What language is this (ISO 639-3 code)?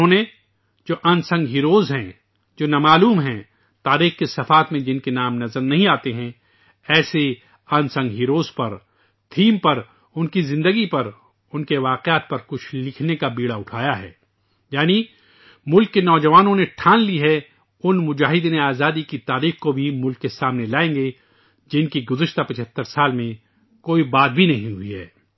urd